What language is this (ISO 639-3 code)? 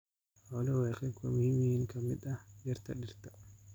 som